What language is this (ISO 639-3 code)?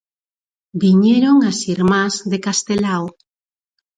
glg